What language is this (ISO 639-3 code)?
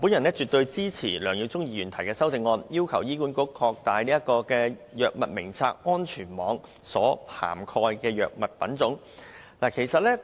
yue